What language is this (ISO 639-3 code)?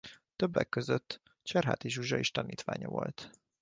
hun